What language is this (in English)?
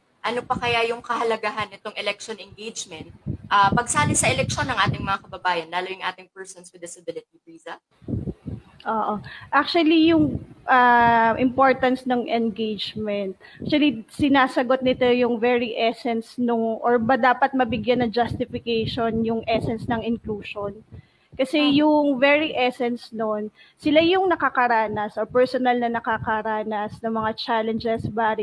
Filipino